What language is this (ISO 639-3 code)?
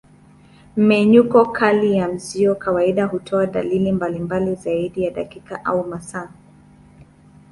swa